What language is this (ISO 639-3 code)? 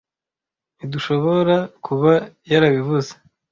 kin